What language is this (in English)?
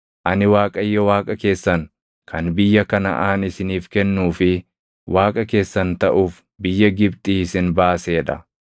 Oromo